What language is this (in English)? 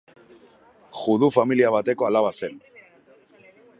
Basque